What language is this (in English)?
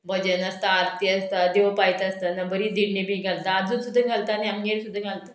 Konkani